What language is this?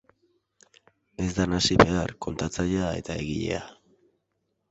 Basque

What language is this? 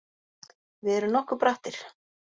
Icelandic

